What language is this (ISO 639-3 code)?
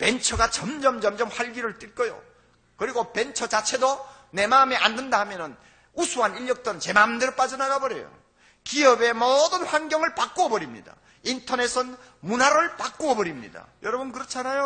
kor